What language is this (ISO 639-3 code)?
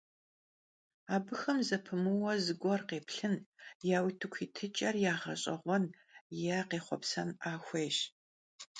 kbd